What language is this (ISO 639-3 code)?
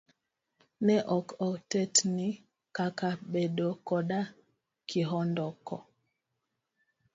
luo